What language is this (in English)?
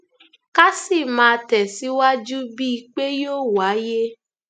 Yoruba